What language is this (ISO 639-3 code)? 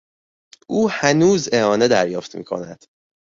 fas